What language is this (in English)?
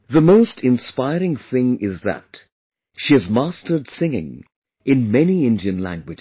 English